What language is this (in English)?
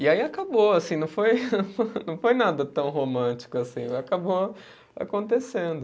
Portuguese